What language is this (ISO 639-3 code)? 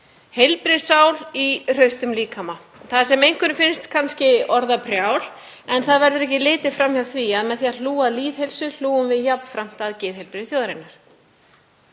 isl